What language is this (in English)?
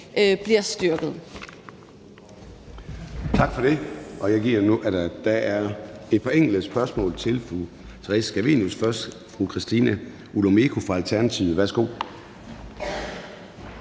Danish